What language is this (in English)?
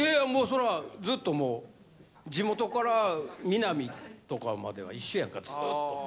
Japanese